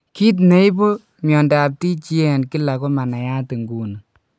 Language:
Kalenjin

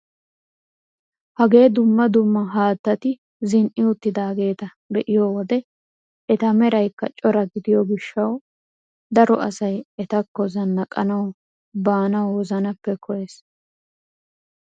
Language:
Wolaytta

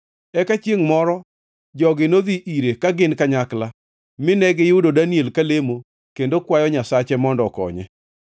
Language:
Luo (Kenya and Tanzania)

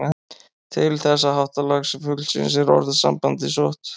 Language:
Icelandic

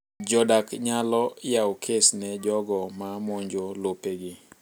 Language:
Luo (Kenya and Tanzania)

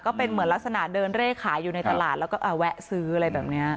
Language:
Thai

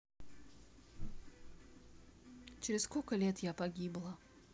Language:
Russian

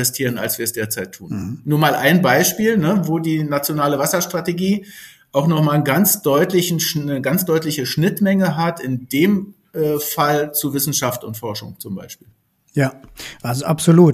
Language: German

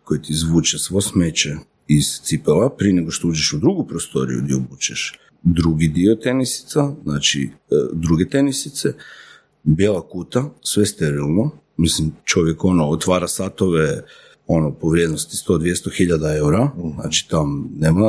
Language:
Croatian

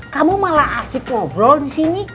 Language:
Indonesian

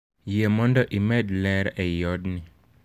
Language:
Luo (Kenya and Tanzania)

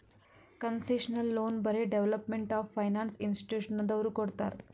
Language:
Kannada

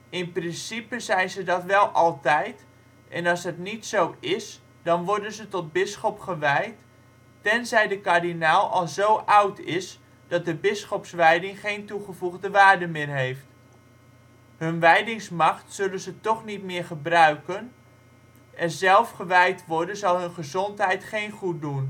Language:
Dutch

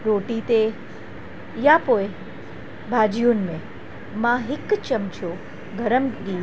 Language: Sindhi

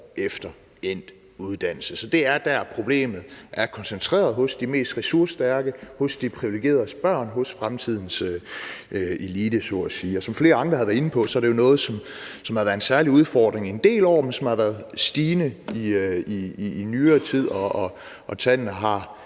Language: Danish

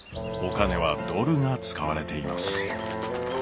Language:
Japanese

